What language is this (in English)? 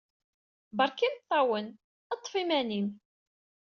Kabyle